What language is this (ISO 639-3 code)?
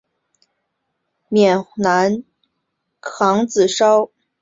zho